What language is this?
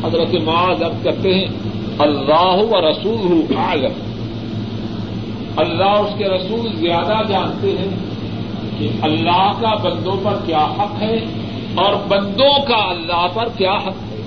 Urdu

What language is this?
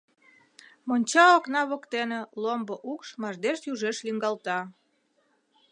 Mari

